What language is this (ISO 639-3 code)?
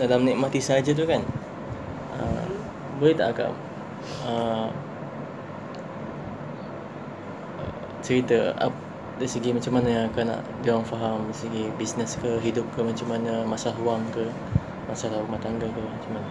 msa